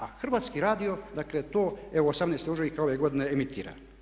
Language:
Croatian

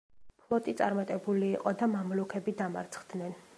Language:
Georgian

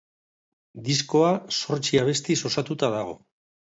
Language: Basque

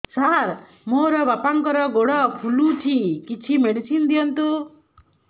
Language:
Odia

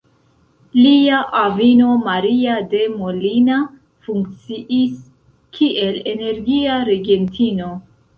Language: Esperanto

